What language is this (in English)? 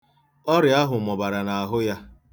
Igbo